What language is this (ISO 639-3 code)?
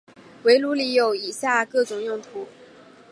zho